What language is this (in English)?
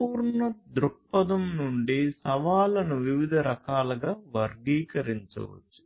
Telugu